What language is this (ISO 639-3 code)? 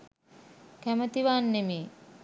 sin